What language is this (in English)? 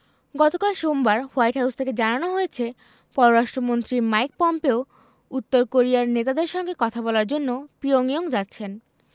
Bangla